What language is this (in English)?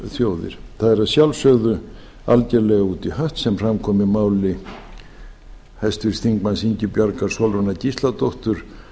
Icelandic